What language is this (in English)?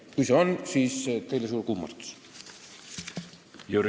Estonian